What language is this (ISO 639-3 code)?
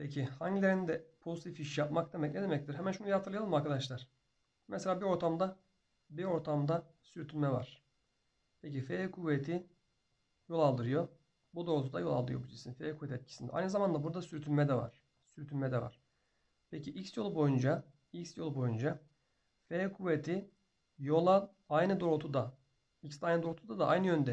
tur